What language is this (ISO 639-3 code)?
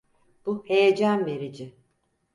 tur